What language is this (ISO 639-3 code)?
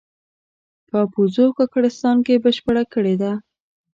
pus